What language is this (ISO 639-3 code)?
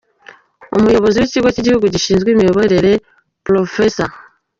kin